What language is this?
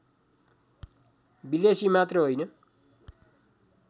Nepali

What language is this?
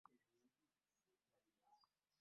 Ganda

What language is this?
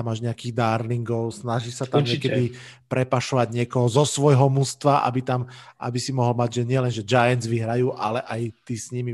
Slovak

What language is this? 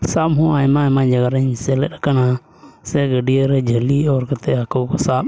Santali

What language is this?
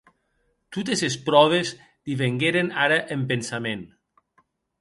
Occitan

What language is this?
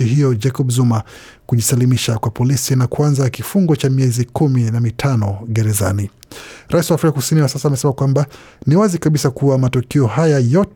Swahili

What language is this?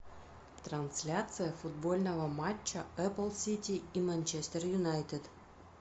Russian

